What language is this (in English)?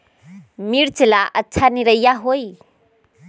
Magahi